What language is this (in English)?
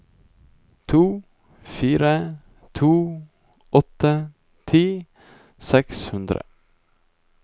Norwegian